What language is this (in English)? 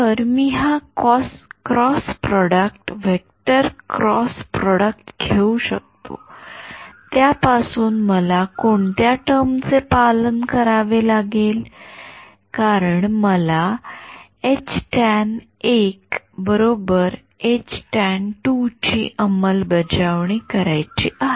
Marathi